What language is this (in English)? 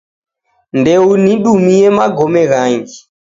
Taita